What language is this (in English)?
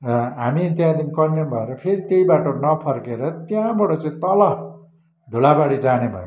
Nepali